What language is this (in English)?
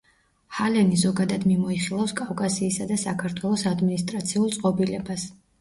Georgian